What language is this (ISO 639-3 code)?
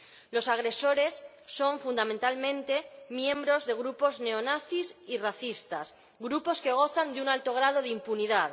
spa